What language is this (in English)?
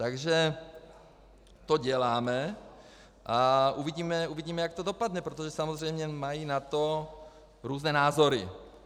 Czech